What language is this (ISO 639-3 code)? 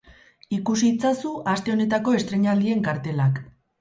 eus